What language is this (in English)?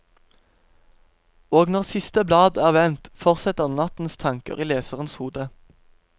Norwegian